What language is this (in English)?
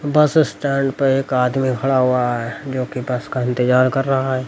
Hindi